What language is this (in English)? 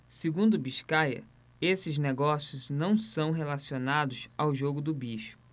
Portuguese